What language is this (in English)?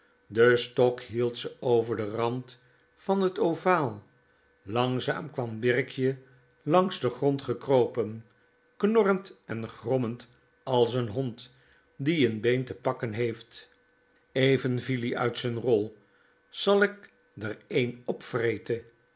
Dutch